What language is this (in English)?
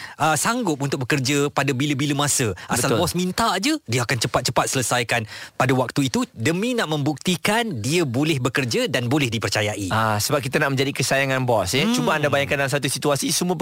Malay